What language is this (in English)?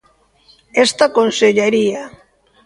Galician